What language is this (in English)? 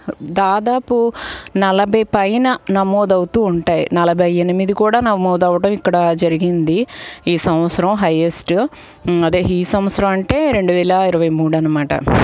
Telugu